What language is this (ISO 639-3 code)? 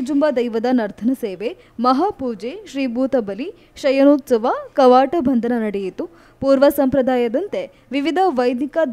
kor